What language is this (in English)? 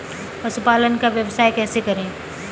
Hindi